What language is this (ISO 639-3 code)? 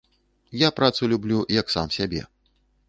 bel